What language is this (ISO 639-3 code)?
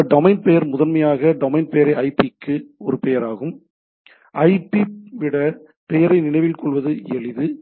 tam